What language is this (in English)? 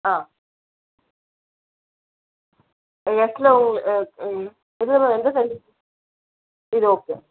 Tamil